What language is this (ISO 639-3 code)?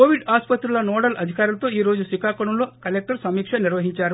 tel